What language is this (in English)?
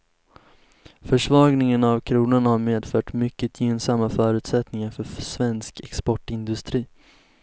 Swedish